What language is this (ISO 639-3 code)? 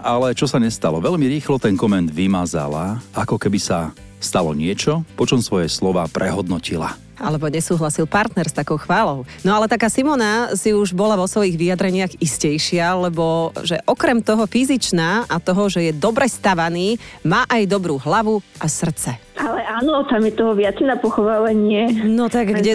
slk